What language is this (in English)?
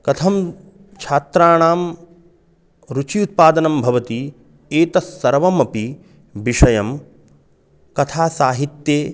Sanskrit